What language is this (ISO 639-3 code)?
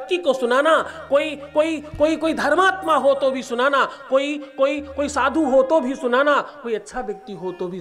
hin